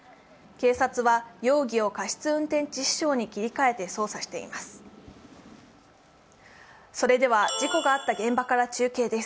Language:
Japanese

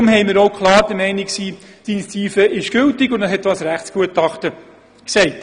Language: Swiss German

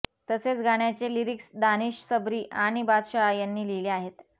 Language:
Marathi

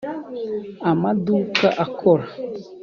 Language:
Kinyarwanda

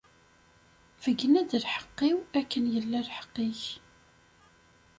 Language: Kabyle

